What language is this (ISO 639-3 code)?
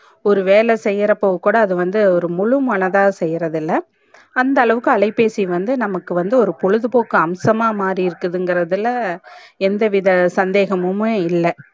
tam